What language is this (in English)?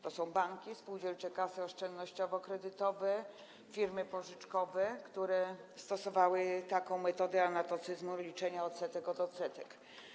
Polish